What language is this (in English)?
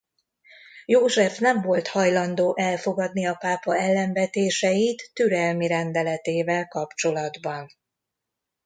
Hungarian